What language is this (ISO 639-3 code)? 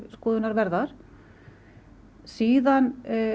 isl